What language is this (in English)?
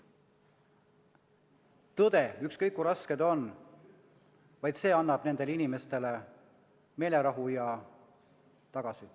Estonian